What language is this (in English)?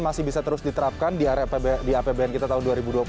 Indonesian